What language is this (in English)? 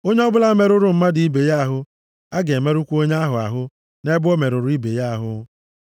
Igbo